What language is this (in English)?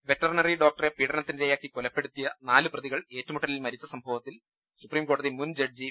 Malayalam